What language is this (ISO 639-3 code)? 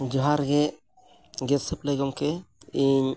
sat